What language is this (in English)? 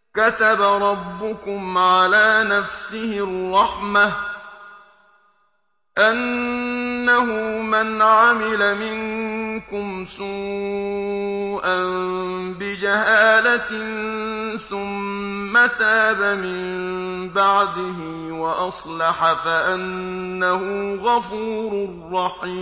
Arabic